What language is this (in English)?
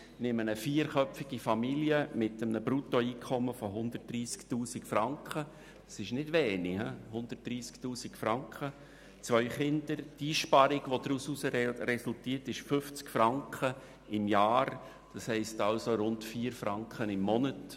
Swiss German